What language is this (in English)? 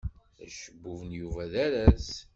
Kabyle